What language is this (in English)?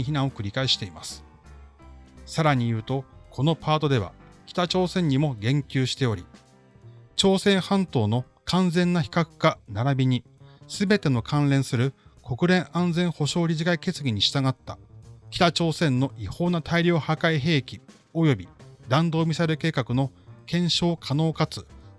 Japanese